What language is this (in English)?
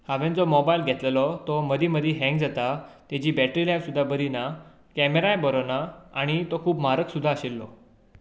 Konkani